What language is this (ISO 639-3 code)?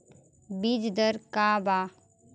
bho